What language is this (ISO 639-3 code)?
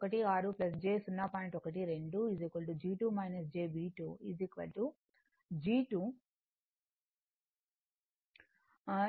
tel